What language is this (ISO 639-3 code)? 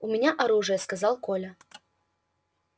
rus